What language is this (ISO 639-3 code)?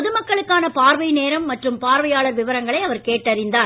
tam